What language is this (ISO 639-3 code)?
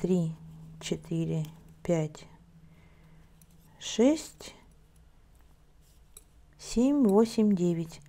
rus